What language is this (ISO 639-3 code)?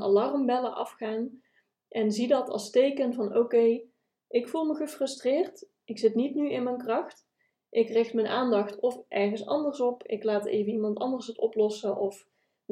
nld